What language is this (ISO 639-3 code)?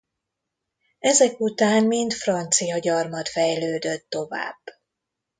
hun